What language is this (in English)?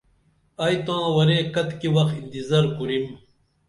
Dameli